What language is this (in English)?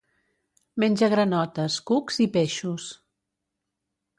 Catalan